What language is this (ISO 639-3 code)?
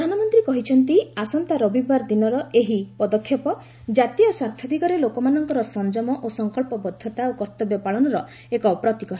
ori